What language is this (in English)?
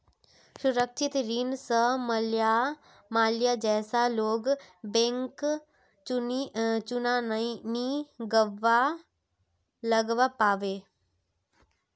Magahi